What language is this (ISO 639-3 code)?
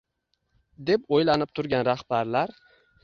uzb